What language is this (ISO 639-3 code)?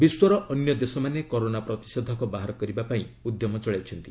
ori